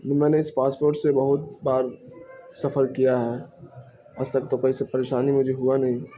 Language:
Urdu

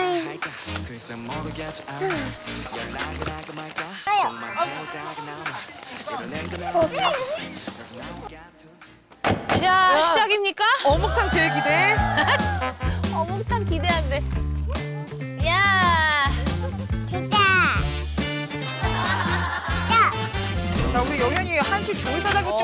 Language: Korean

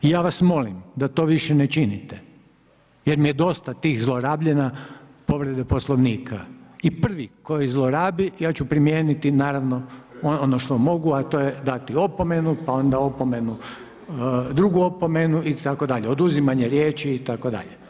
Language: Croatian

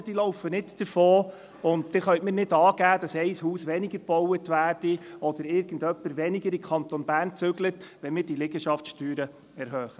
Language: Swiss German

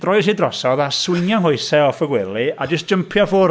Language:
Welsh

